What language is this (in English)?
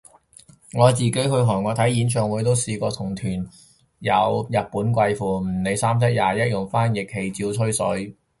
Cantonese